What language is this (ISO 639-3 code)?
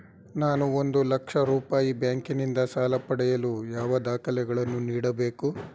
kan